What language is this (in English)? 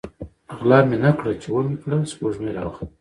Pashto